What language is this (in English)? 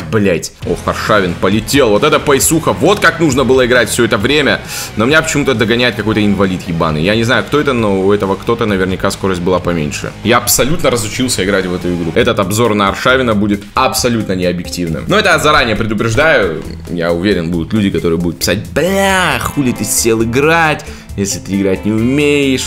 Russian